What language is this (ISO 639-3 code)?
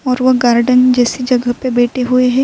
urd